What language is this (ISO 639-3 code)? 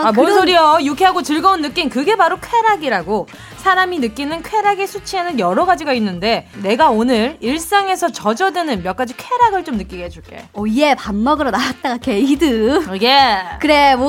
kor